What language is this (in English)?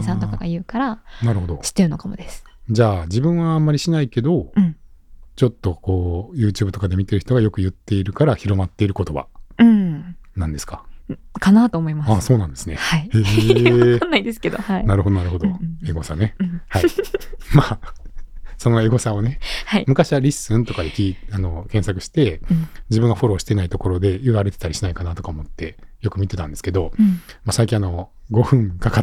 Japanese